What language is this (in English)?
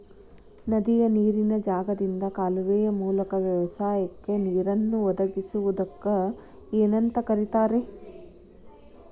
Kannada